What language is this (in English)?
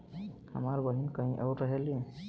Bhojpuri